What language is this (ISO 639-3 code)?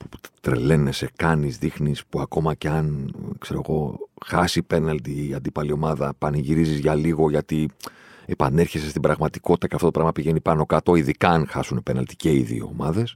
ell